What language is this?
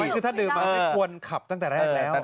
Thai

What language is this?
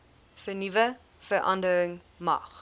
Afrikaans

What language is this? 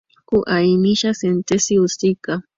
Swahili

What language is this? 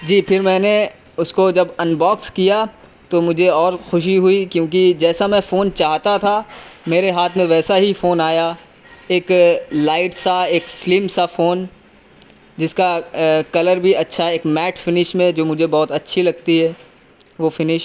Urdu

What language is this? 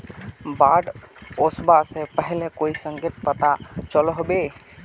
Magahi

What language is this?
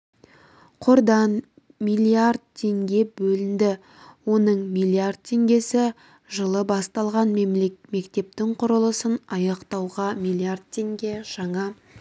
Kazakh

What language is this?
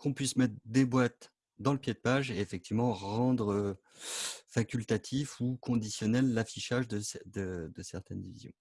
French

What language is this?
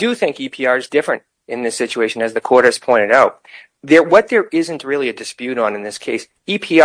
English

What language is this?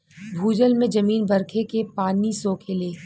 Bhojpuri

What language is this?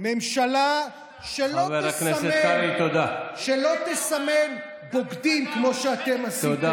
Hebrew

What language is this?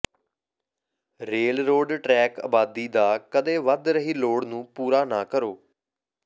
Punjabi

